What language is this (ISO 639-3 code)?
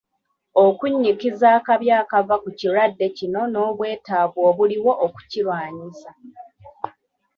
lug